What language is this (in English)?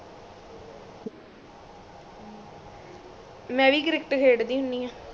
Punjabi